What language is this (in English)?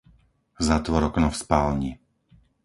Slovak